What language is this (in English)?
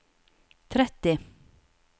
Norwegian